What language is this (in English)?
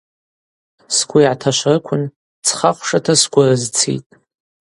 Abaza